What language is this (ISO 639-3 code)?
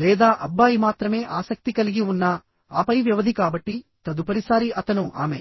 tel